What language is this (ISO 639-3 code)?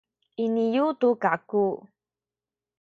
szy